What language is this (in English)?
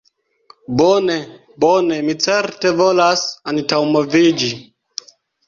Esperanto